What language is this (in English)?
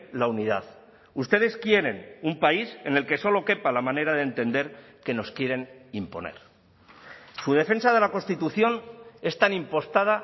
Spanish